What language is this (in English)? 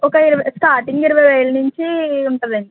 Telugu